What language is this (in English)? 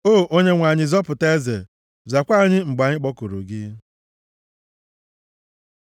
Igbo